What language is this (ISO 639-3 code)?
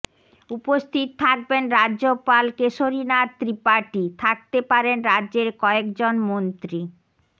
ben